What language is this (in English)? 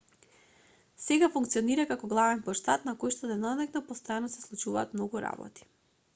Macedonian